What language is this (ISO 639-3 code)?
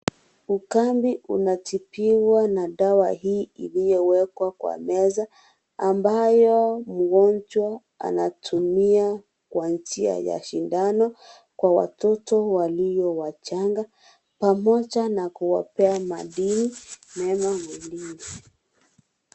swa